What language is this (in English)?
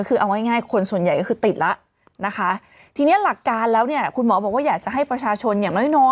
Thai